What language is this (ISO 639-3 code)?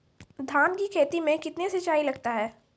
mai